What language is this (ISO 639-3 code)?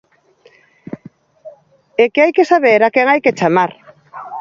glg